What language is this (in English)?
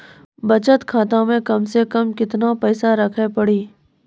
Maithili